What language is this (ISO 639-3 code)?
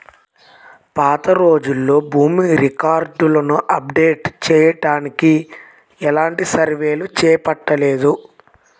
tel